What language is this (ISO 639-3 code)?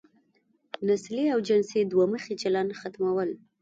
pus